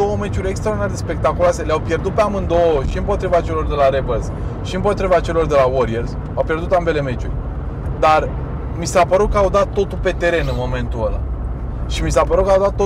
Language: Romanian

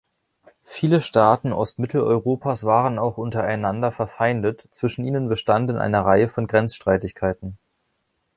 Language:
German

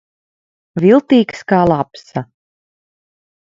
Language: Latvian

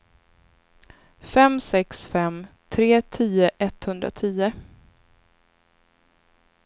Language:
Swedish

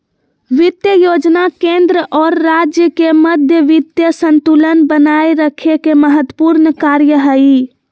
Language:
Magahi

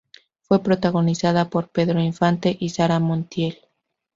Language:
Spanish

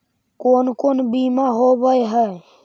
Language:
Magahi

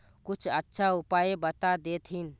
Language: Magahi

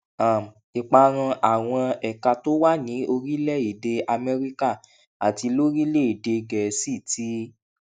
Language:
Yoruba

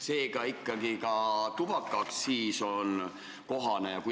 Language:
Estonian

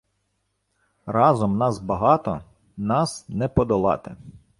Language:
Ukrainian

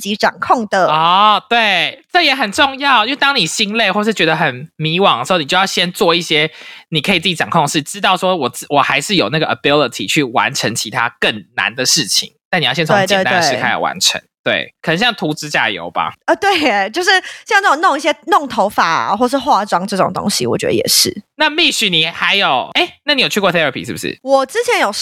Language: Chinese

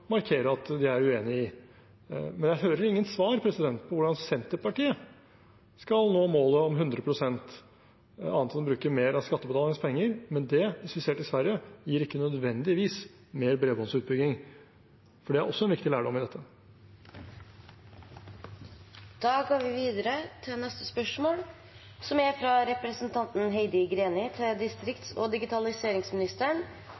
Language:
Norwegian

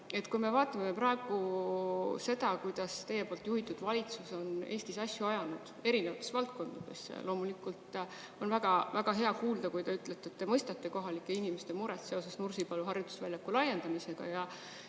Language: Estonian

